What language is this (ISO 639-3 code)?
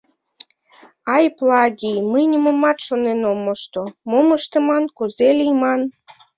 chm